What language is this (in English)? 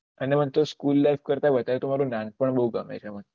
Gujarati